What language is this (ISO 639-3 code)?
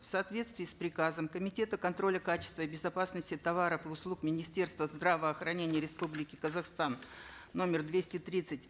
kaz